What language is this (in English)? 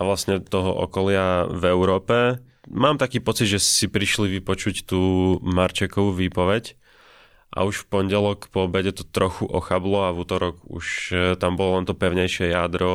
Slovak